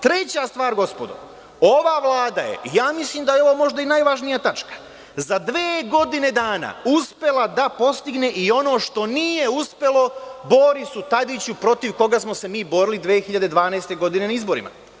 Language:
Serbian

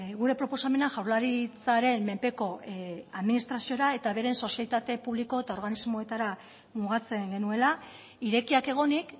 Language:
Basque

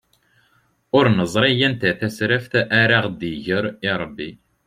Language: Kabyle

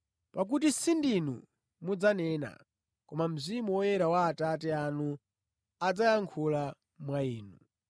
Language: Nyanja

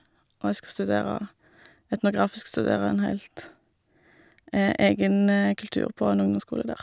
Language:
Norwegian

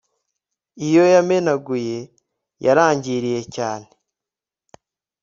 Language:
Kinyarwanda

